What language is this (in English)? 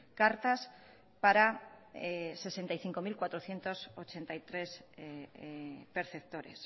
Spanish